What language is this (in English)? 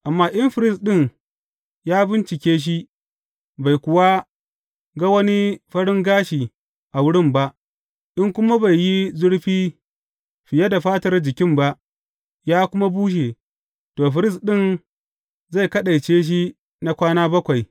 Hausa